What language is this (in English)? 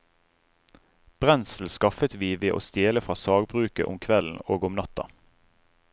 Norwegian